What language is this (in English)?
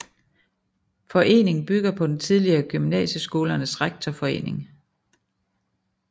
Danish